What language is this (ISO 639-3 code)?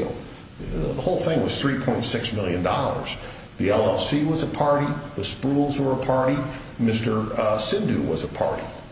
eng